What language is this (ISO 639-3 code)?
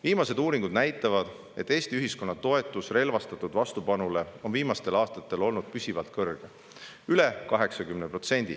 est